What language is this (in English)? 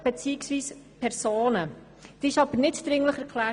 Swiss German